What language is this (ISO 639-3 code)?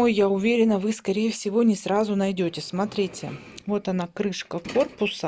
rus